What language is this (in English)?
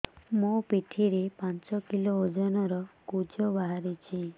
Odia